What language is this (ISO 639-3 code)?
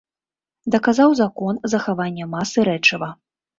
bel